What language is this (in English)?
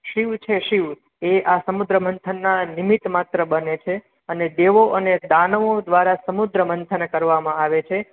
Gujarati